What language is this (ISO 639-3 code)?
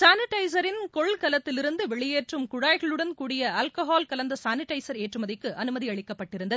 tam